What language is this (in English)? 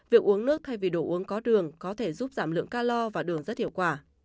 Vietnamese